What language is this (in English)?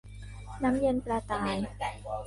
Thai